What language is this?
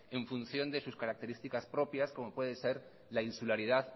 Spanish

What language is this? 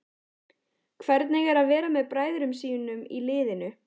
Icelandic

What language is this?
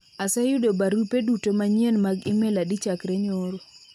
Luo (Kenya and Tanzania)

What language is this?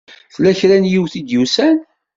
Kabyle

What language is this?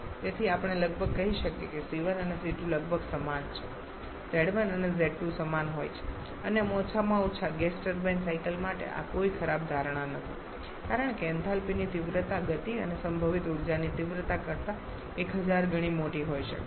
Gujarati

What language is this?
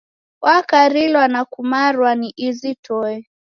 Taita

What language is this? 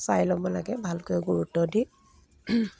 Assamese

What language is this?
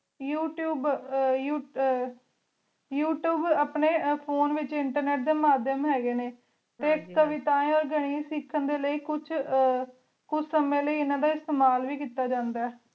Punjabi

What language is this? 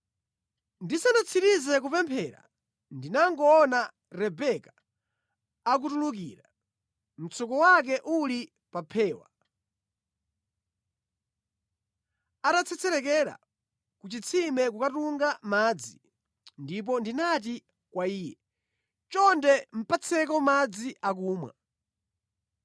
Nyanja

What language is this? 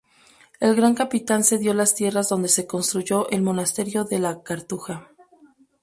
Spanish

